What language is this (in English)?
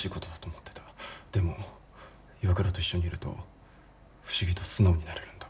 Japanese